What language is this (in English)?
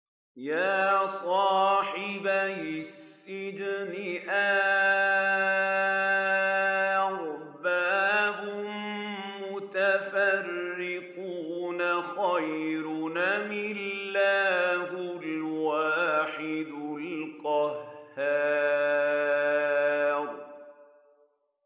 Arabic